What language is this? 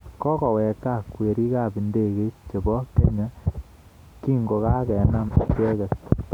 Kalenjin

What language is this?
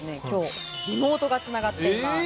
Japanese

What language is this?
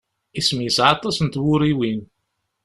Kabyle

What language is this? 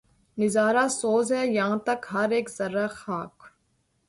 Urdu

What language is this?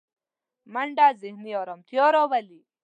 Pashto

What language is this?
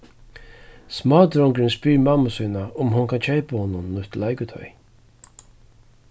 Faroese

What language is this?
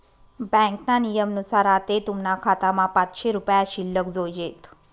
Marathi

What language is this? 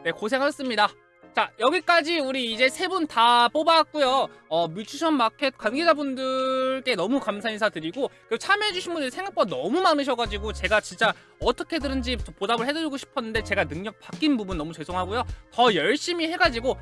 Korean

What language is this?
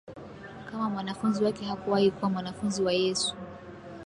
Swahili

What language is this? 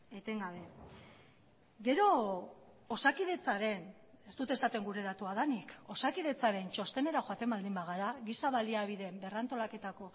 Basque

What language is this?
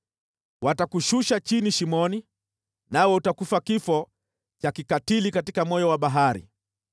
Swahili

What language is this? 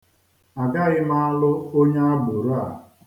Igbo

